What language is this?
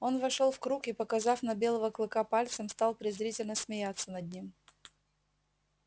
Russian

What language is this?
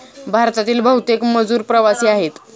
Marathi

